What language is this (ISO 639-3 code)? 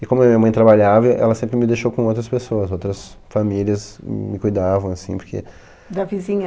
por